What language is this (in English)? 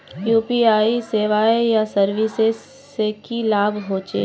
Magahi